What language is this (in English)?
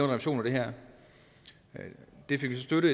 Danish